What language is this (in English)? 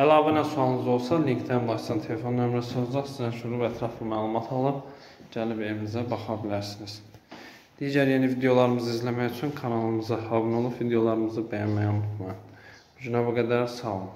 Turkish